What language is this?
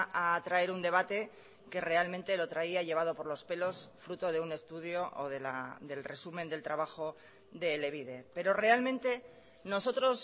Spanish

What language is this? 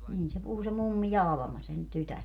Finnish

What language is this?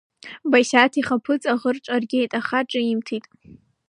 Abkhazian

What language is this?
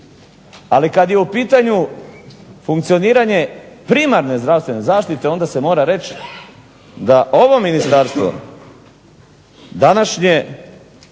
Croatian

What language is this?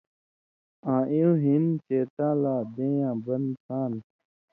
Indus Kohistani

